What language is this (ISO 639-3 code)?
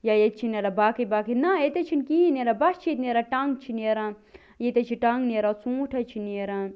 kas